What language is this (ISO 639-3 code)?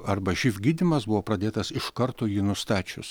lit